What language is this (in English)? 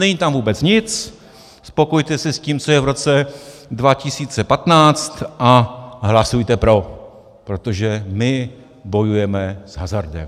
Czech